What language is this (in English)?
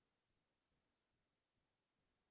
Assamese